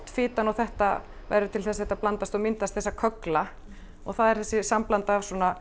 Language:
Icelandic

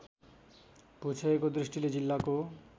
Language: Nepali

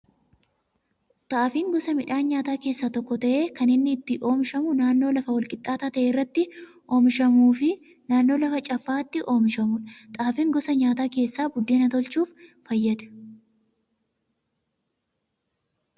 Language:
Oromo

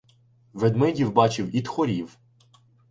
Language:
Ukrainian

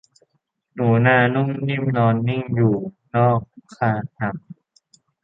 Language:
Thai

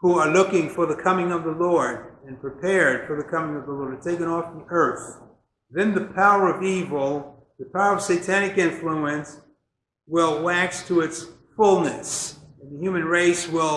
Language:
English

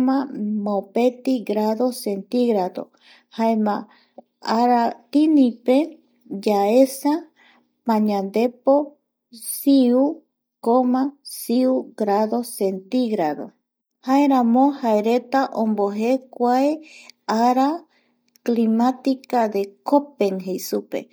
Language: Eastern Bolivian Guaraní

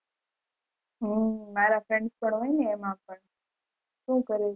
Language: Gujarati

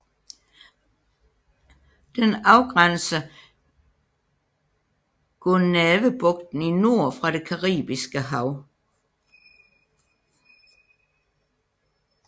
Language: Danish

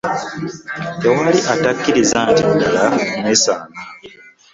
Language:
Ganda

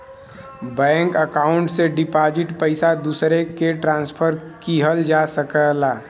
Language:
Bhojpuri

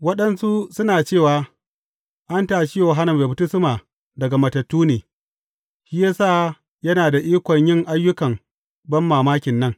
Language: Hausa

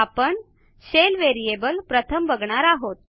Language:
Marathi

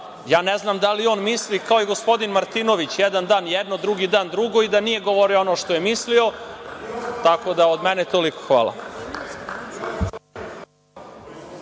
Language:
Serbian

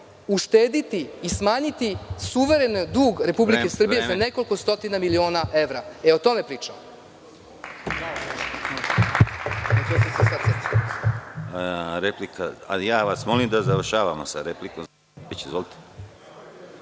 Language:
Serbian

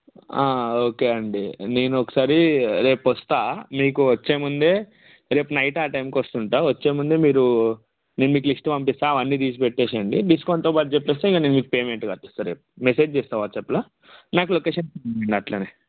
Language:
Telugu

